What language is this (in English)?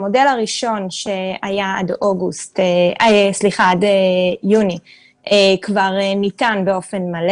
Hebrew